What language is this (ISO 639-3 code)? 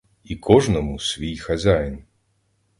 ukr